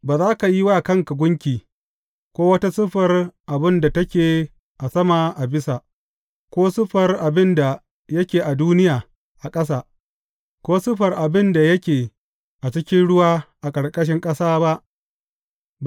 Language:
Hausa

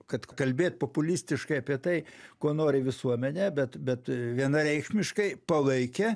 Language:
Lithuanian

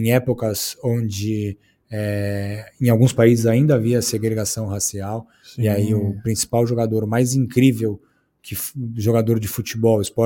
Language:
Portuguese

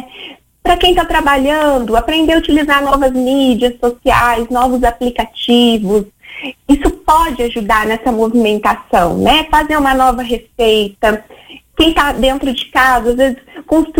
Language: Portuguese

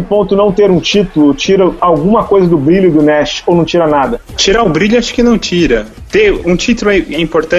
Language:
Portuguese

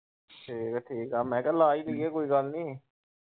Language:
Punjabi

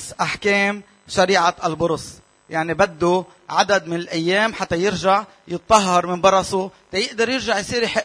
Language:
Arabic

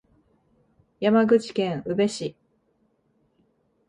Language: Japanese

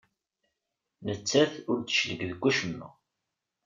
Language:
Kabyle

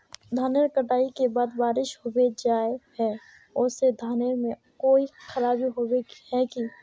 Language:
Magahi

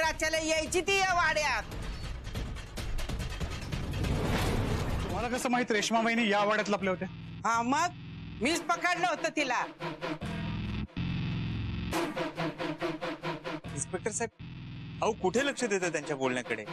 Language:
Hindi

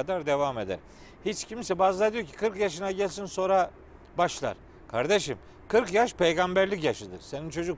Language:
Turkish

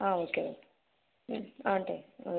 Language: Tamil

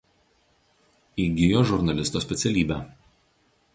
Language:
Lithuanian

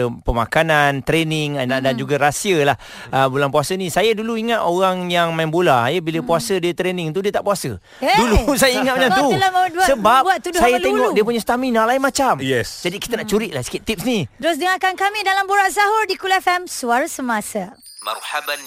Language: Malay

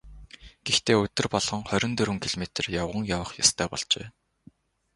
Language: Mongolian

